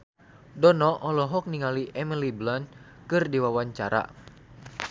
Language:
Sundanese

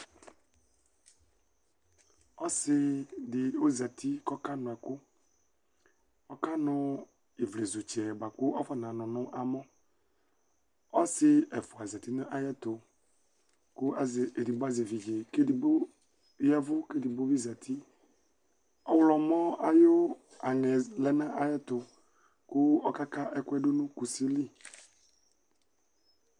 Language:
Ikposo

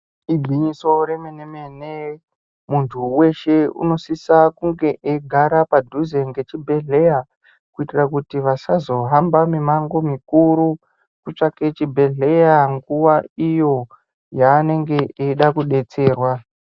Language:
Ndau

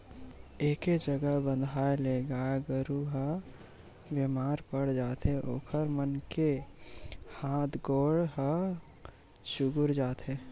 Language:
Chhattisgarhi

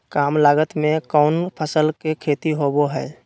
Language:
Magahi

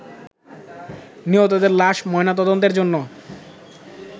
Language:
Bangla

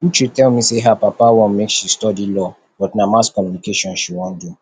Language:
Nigerian Pidgin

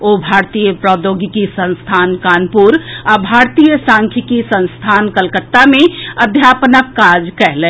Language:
Maithili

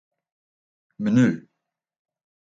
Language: Western Frisian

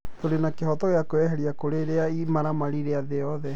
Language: Kikuyu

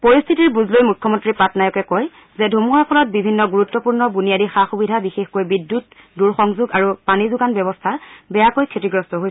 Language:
Assamese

